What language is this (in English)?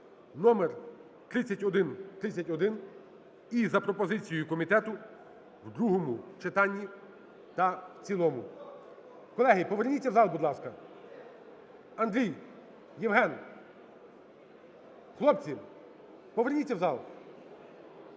Ukrainian